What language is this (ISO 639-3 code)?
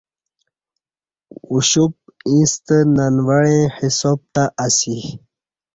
bsh